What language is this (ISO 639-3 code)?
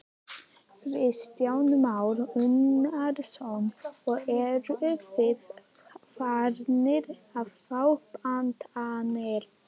isl